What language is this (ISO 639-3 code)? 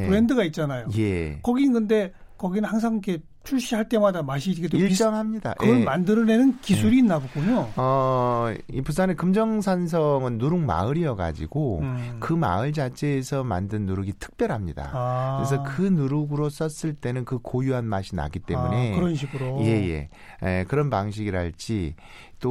kor